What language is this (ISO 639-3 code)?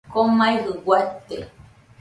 hux